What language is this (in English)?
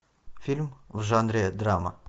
Russian